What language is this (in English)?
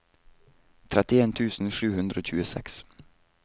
Norwegian